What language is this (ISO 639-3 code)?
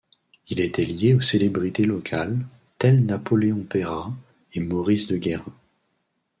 fra